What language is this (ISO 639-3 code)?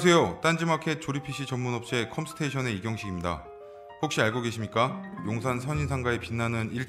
kor